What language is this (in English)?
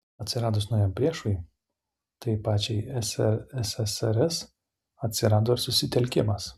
Lithuanian